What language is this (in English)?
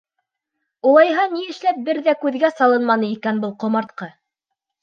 Bashkir